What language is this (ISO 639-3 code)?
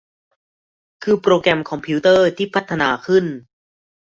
tha